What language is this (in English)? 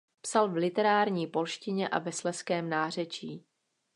Czech